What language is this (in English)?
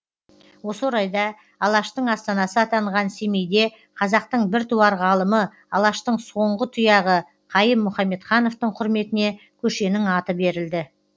Kazakh